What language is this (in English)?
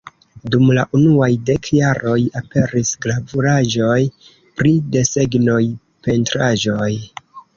Esperanto